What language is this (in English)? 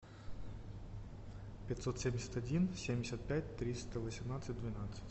Russian